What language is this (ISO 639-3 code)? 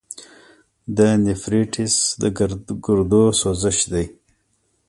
pus